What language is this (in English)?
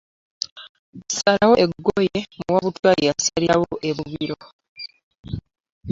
Ganda